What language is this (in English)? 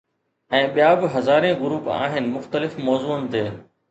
Sindhi